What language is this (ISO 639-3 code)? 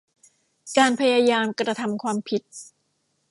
tha